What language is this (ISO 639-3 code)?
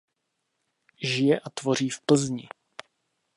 ces